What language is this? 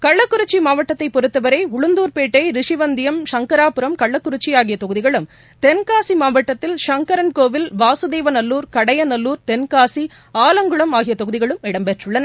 Tamil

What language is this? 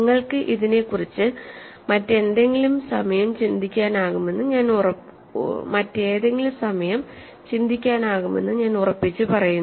Malayalam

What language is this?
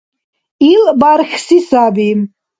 Dargwa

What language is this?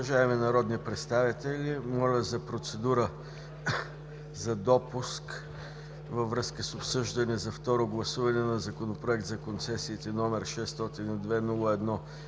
Bulgarian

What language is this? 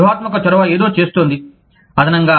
Telugu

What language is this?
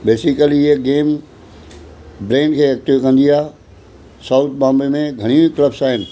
Sindhi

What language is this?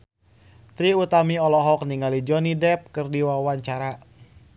Sundanese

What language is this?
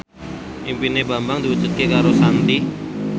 Javanese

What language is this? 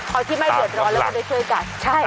Thai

